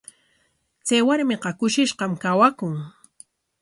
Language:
Corongo Ancash Quechua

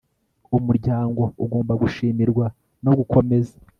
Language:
Kinyarwanda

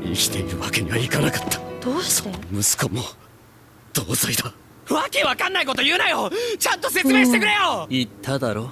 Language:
Japanese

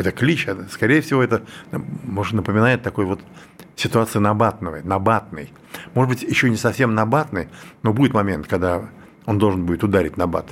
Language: Russian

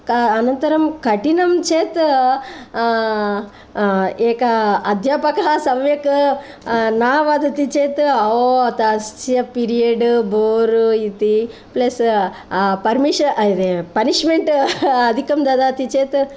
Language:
Sanskrit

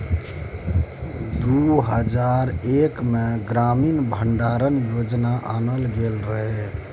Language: Maithili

